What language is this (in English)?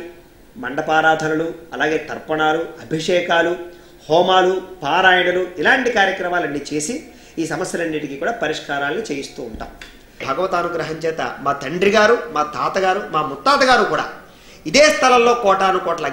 Telugu